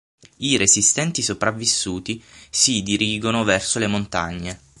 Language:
Italian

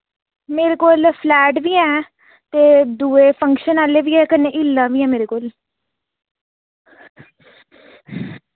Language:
Dogri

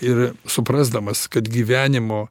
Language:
Lithuanian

